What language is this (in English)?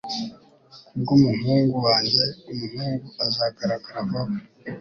Kinyarwanda